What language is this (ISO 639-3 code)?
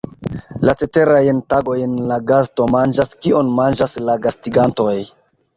epo